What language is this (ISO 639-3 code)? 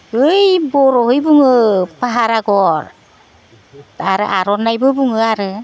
brx